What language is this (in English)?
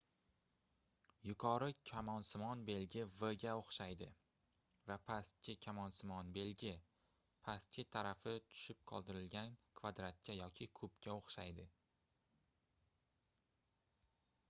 Uzbek